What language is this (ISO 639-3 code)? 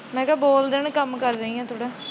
pan